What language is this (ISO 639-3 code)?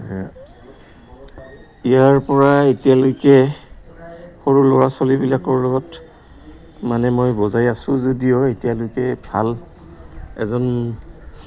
asm